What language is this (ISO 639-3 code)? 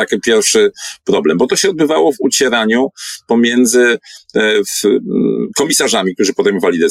pol